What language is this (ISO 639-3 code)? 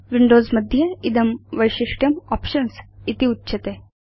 san